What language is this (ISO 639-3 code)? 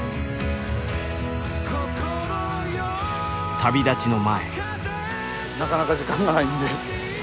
jpn